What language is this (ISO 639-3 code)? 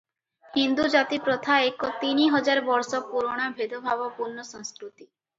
ori